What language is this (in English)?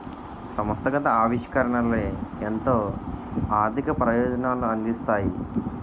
Telugu